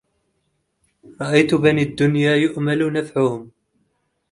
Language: Arabic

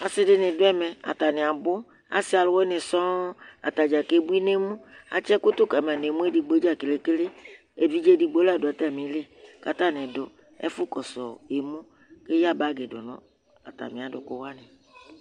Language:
Ikposo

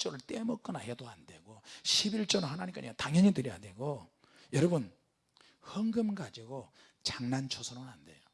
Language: Korean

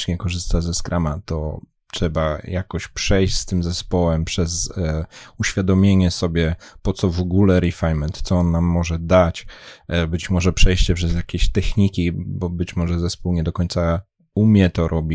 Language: Polish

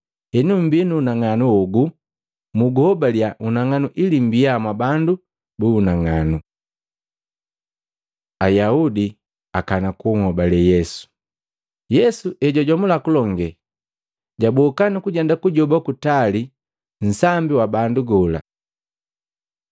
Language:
Matengo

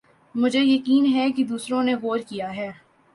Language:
Urdu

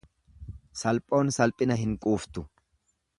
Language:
Oromo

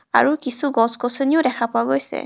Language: Assamese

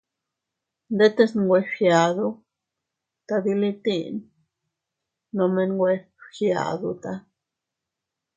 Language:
Teutila Cuicatec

